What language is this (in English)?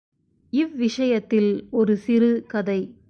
Tamil